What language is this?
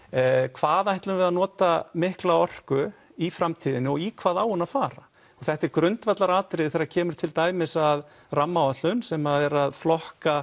Icelandic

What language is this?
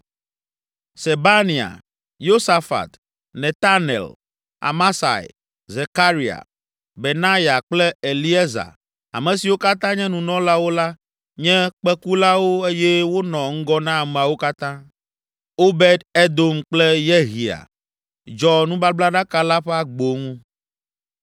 Ewe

